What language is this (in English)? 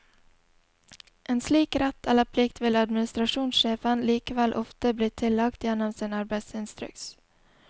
Norwegian